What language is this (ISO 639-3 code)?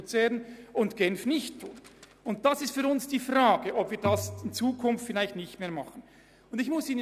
gsw